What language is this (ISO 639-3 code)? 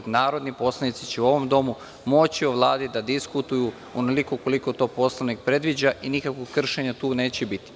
srp